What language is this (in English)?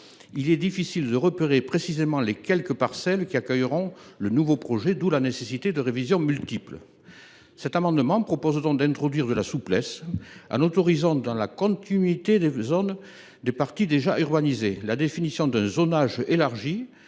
French